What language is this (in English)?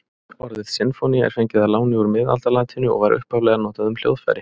Icelandic